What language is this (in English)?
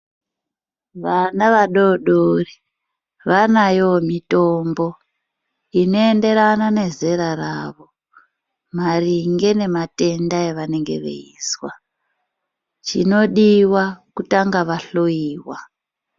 Ndau